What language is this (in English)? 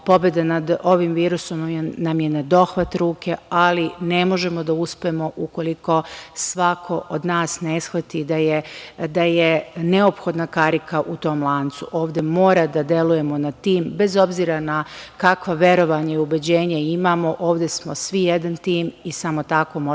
Serbian